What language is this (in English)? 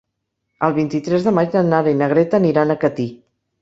Catalan